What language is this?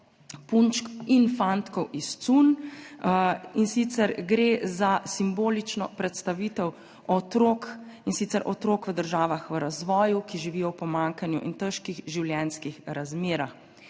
Slovenian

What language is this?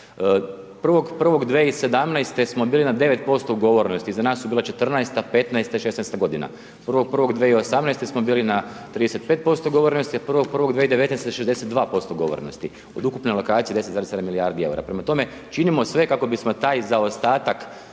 Croatian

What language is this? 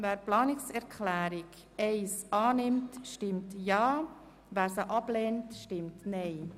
Swiss German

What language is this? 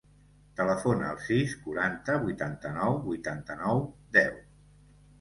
Catalan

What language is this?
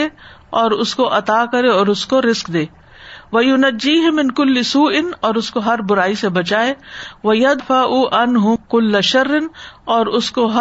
Urdu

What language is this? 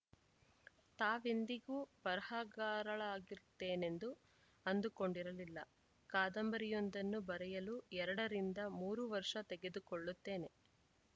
Kannada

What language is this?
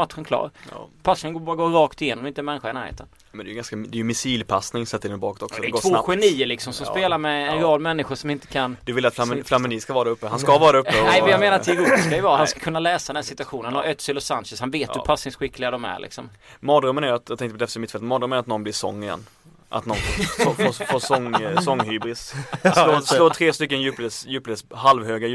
Swedish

